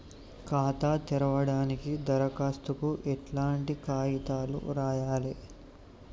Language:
Telugu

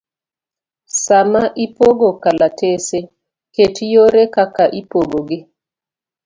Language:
Luo (Kenya and Tanzania)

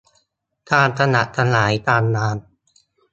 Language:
Thai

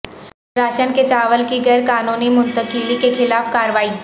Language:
Urdu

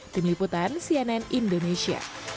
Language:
Indonesian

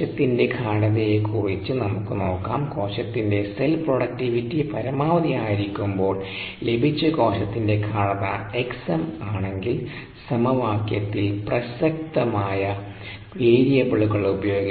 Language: Malayalam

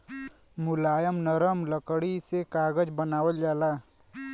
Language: Bhojpuri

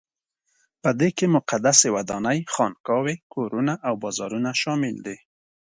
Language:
Pashto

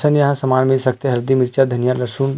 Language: Chhattisgarhi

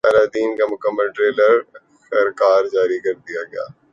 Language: Urdu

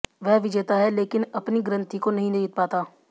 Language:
Hindi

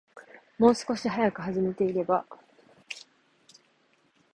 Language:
Japanese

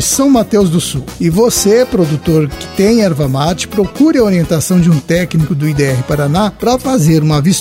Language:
Portuguese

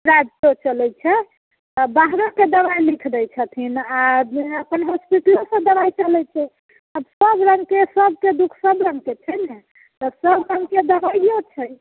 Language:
Maithili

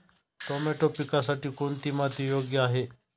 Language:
Marathi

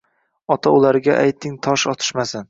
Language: Uzbek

